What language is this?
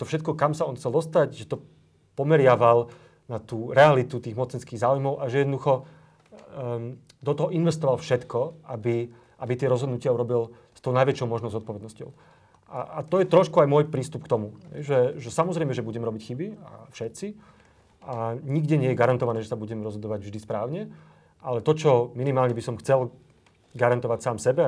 Slovak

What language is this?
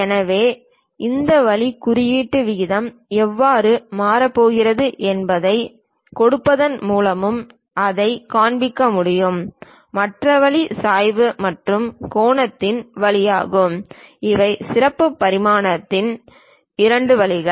Tamil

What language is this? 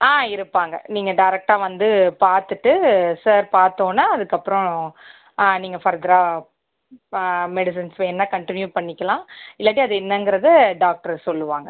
Tamil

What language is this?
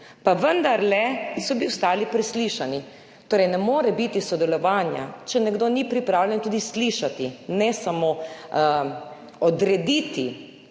Slovenian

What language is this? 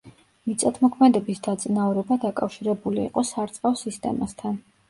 Georgian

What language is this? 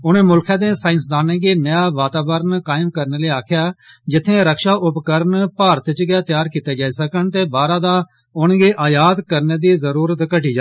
Dogri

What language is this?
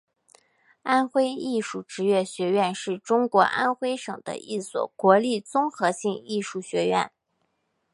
Chinese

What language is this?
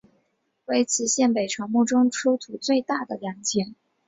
Chinese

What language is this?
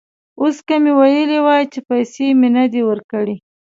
Pashto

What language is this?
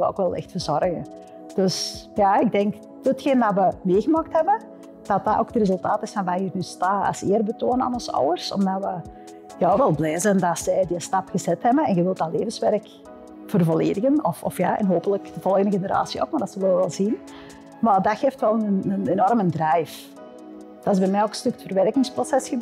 Dutch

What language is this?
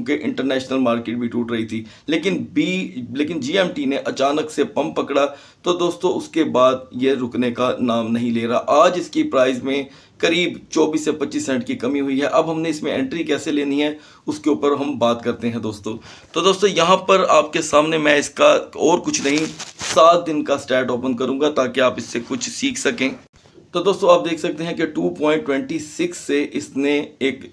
Hindi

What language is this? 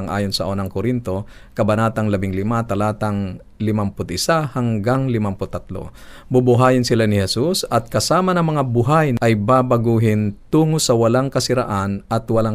Filipino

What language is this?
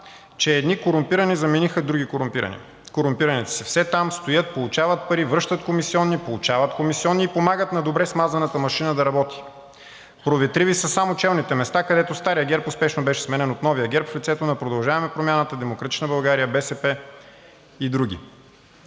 Bulgarian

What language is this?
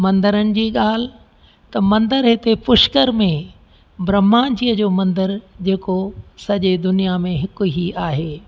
Sindhi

